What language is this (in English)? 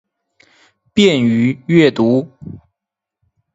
Chinese